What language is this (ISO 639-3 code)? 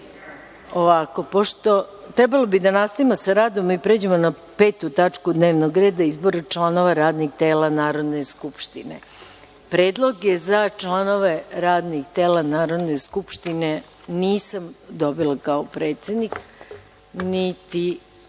srp